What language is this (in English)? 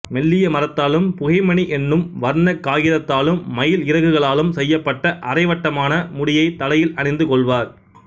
Tamil